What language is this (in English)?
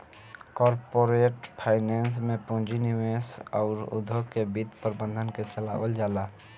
Bhojpuri